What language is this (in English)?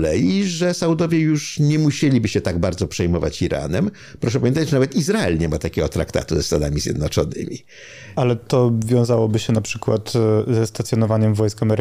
Polish